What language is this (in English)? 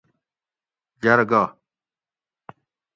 Gawri